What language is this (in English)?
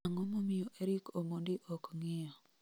Luo (Kenya and Tanzania)